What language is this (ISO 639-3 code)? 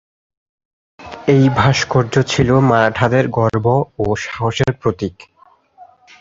ben